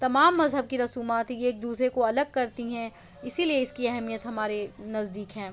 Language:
Urdu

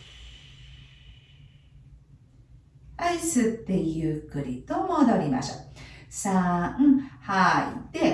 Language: Japanese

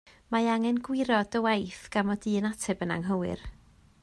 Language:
Welsh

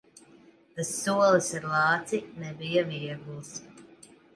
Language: Latvian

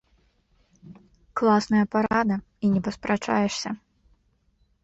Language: Belarusian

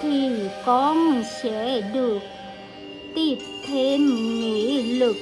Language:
Vietnamese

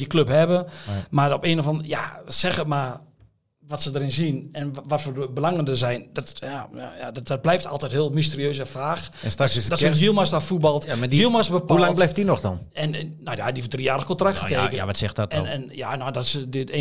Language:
Dutch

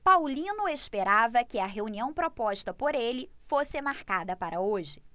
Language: Portuguese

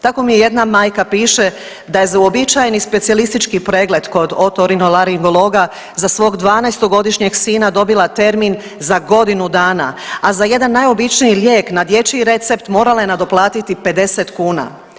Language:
Croatian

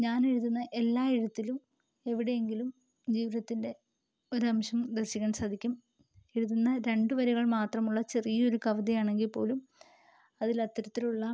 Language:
Malayalam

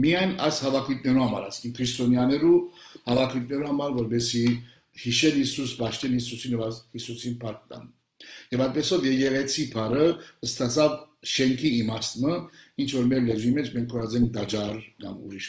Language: Turkish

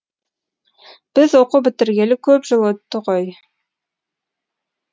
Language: Kazakh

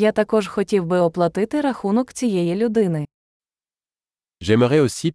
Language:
Ukrainian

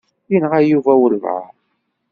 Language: Kabyle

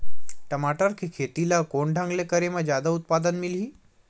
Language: Chhattisgarhi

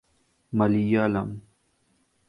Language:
Urdu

